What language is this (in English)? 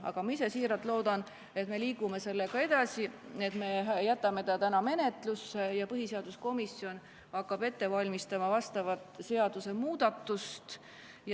Estonian